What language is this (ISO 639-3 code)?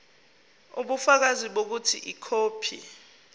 zul